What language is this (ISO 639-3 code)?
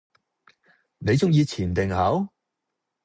yue